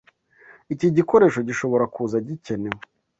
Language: Kinyarwanda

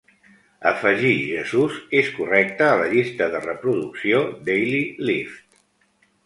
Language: Catalan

